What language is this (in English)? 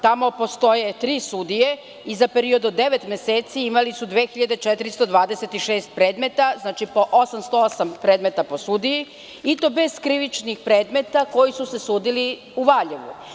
Serbian